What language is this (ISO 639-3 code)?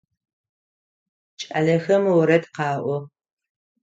ady